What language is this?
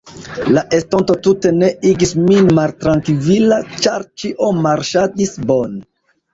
Esperanto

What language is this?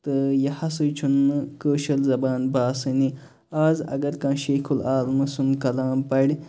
Kashmiri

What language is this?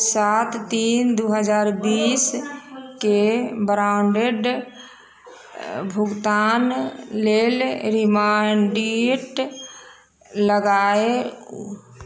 Maithili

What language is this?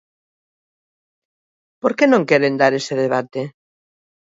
Galician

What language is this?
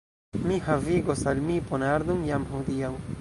Esperanto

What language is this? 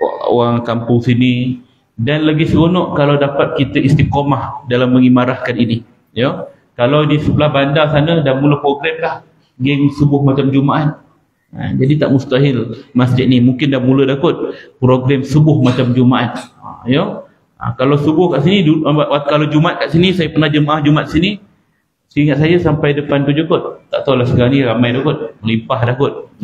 Malay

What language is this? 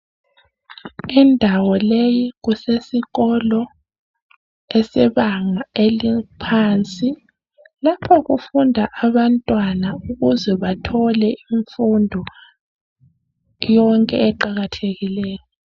North Ndebele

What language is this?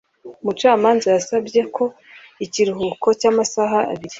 Kinyarwanda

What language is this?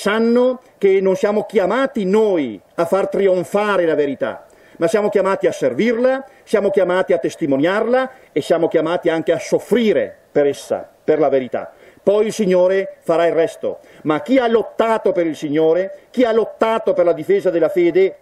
Italian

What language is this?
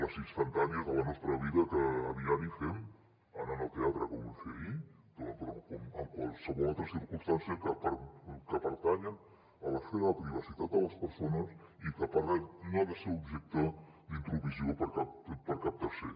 Catalan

